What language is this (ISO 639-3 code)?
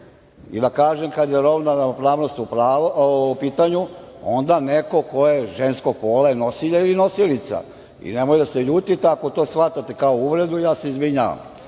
srp